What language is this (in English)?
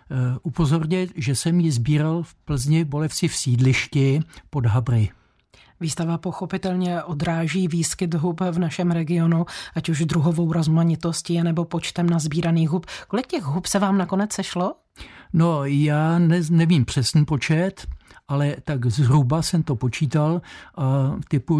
Czech